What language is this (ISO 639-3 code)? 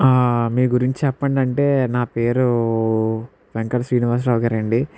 tel